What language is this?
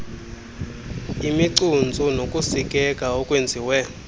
Xhosa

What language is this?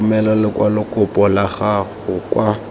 Tswana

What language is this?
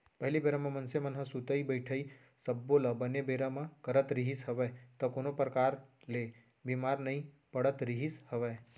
Chhattisgarhi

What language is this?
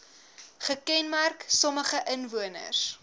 Afrikaans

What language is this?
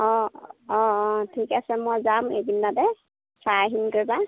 Assamese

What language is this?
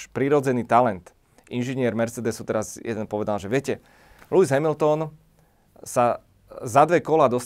Slovak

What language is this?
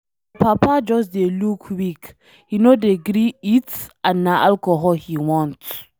Nigerian Pidgin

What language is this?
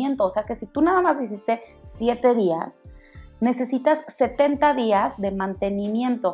Spanish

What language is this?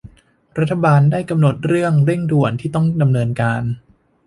Thai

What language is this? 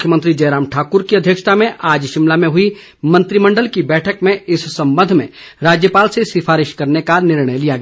Hindi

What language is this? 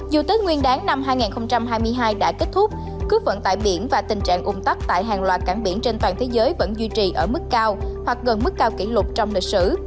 Vietnamese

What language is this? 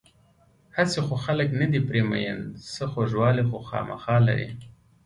Pashto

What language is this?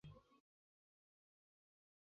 Chinese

